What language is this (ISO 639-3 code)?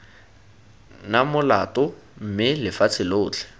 tsn